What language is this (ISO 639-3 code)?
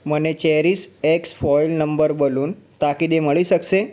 guj